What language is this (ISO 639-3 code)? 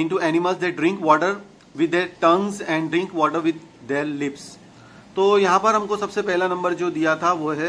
hin